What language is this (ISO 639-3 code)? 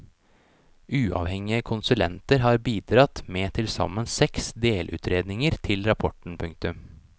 nor